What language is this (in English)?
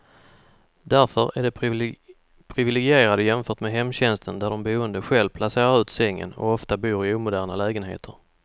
Swedish